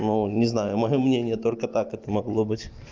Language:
Russian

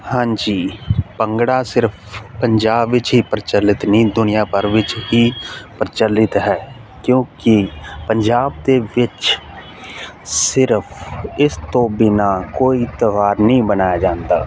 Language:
Punjabi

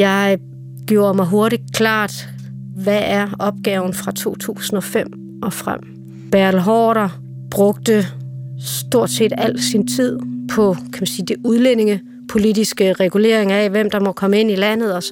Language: Danish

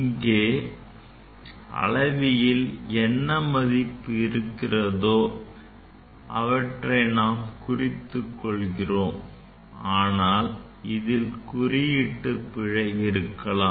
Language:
Tamil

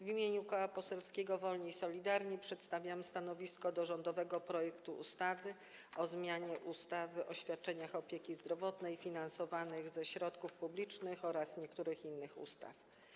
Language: Polish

